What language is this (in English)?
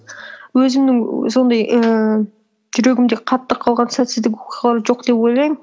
Kazakh